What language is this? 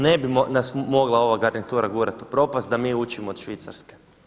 Croatian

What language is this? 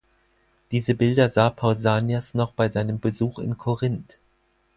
German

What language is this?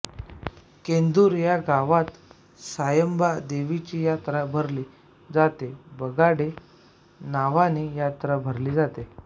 Marathi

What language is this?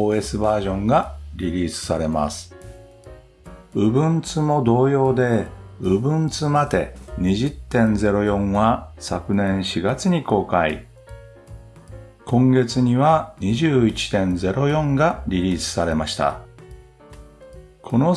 Japanese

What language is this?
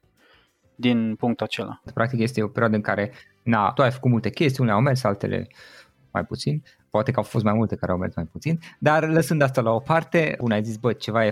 Romanian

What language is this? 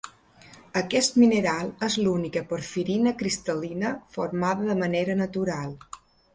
Catalan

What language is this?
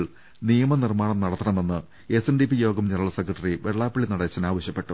Malayalam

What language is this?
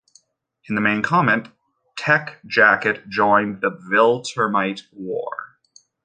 English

